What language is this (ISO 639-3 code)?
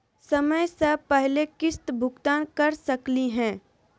mag